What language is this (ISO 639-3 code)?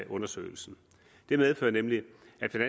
dan